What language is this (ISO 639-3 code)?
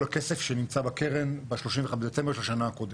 heb